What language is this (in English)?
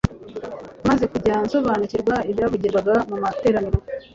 Kinyarwanda